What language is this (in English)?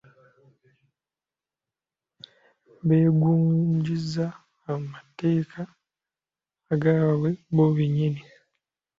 Ganda